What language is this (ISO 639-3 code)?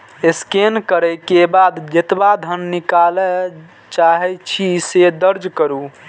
mai